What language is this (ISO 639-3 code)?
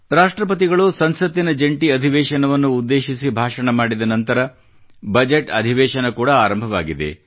kan